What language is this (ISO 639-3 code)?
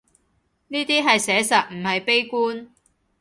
yue